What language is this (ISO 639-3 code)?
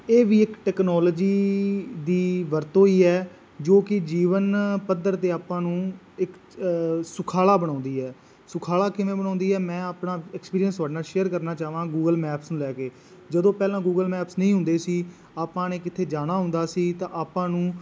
pan